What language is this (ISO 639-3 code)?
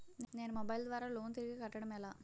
tel